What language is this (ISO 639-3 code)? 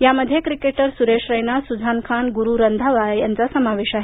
mar